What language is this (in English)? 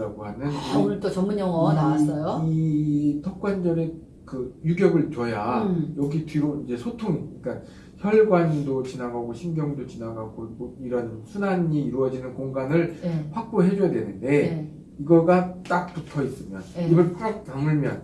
Korean